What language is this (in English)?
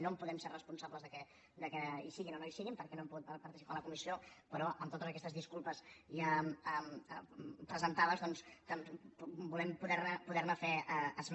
Catalan